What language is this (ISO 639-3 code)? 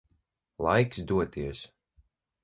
lav